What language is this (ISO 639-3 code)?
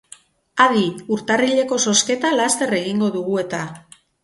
eus